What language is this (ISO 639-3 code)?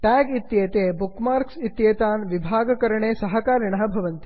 san